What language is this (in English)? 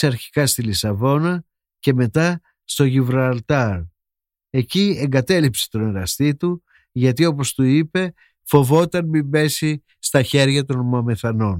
Greek